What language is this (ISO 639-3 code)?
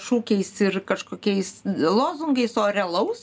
lit